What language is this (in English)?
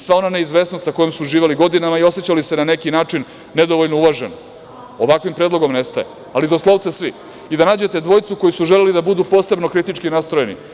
Serbian